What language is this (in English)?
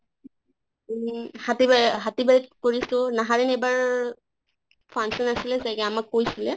Assamese